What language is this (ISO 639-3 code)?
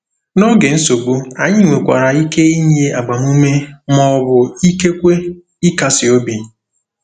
ibo